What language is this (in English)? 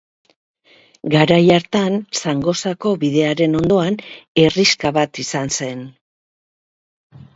Basque